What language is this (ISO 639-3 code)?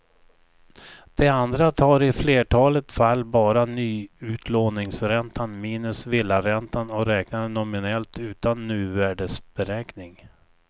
swe